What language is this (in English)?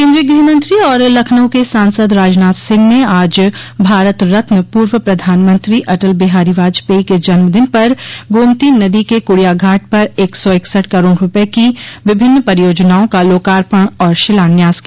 Hindi